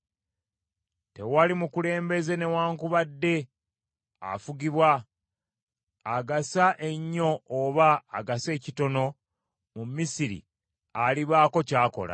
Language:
Ganda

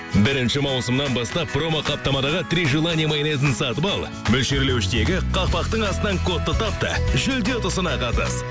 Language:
Kazakh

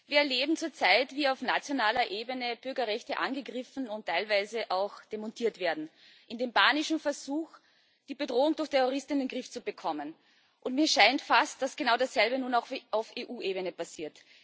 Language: German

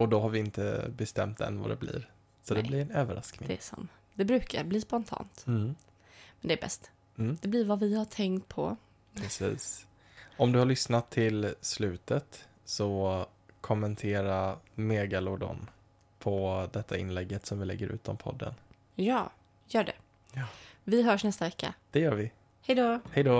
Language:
Swedish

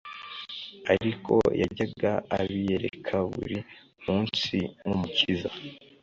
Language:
Kinyarwanda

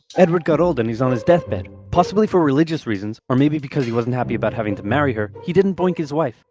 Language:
English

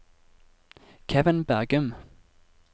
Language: Norwegian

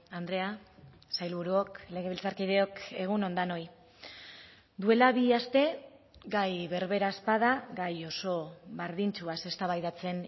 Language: Basque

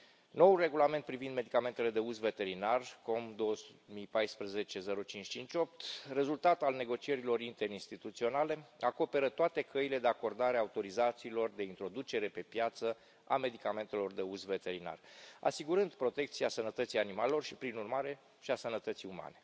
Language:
Romanian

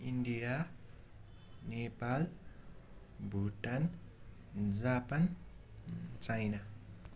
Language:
Nepali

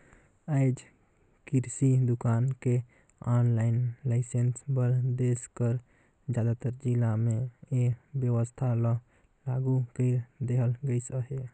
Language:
Chhattisgarhi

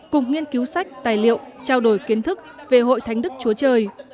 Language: Vietnamese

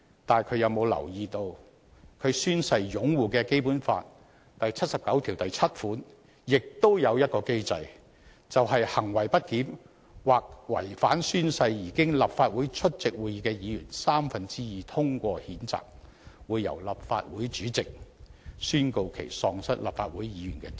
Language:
Cantonese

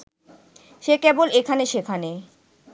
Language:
Bangla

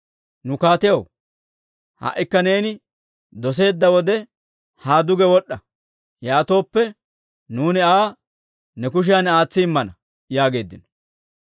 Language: Dawro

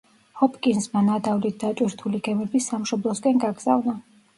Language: Georgian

